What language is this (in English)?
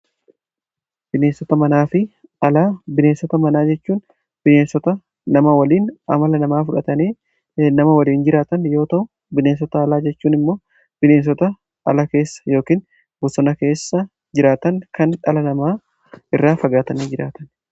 Oromo